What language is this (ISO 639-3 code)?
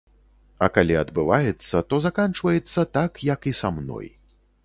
bel